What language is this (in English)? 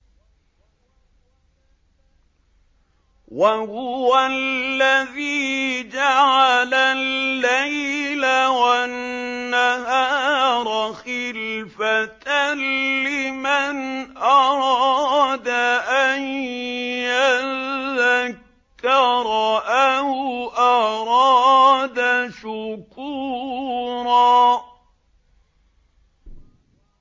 Arabic